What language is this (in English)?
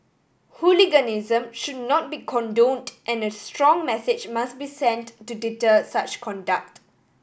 English